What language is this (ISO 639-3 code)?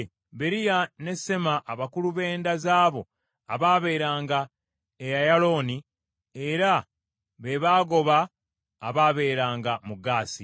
lug